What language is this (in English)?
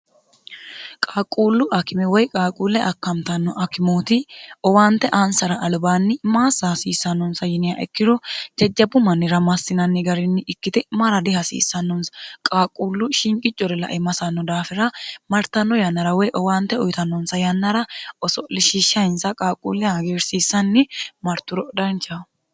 Sidamo